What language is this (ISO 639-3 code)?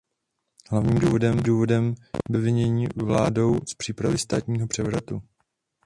ces